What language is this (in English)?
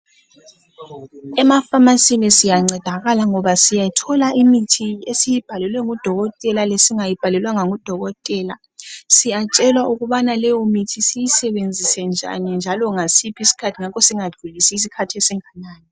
North Ndebele